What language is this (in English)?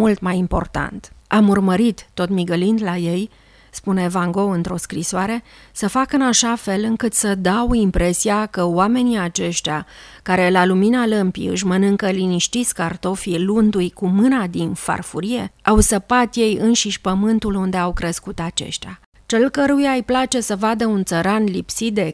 Romanian